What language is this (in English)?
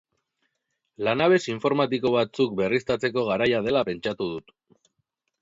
Basque